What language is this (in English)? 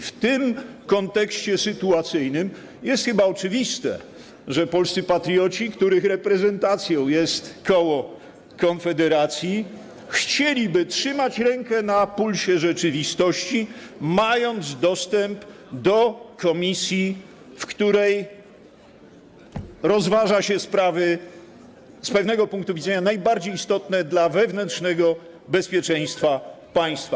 Polish